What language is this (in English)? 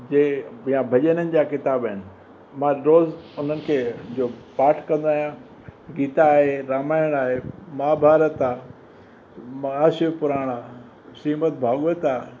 Sindhi